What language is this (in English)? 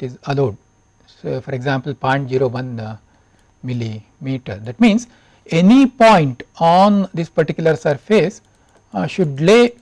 English